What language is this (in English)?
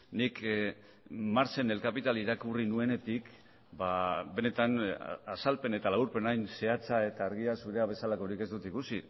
Basque